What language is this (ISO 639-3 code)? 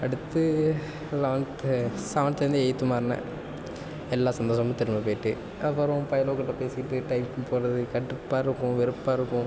tam